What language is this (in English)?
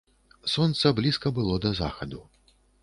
Belarusian